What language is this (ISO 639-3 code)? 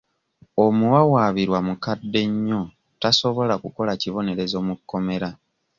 lug